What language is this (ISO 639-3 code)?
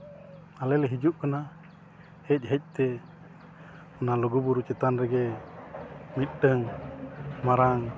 sat